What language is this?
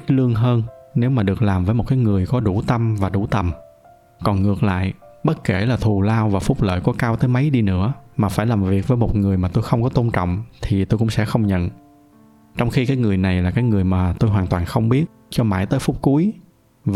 Vietnamese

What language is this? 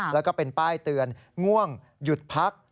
Thai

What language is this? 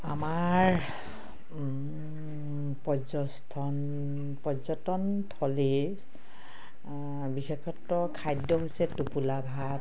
Assamese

